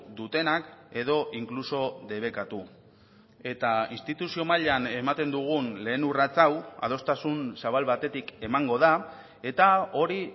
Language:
Basque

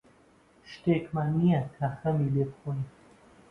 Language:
Central Kurdish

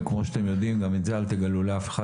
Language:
Hebrew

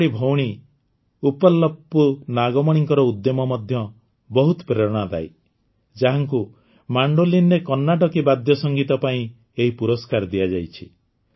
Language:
Odia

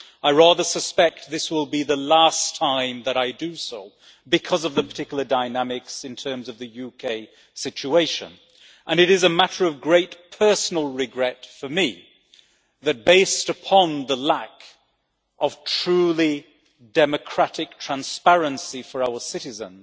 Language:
English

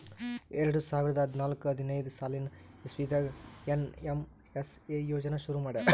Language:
Kannada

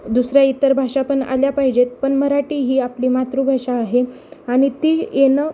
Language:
Marathi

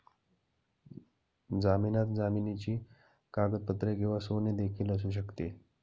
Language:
Marathi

